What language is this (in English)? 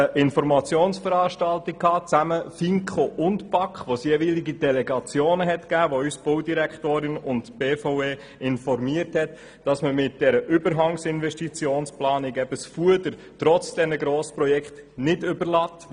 Swiss German